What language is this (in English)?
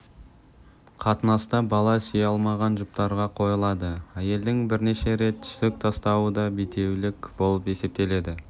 Kazakh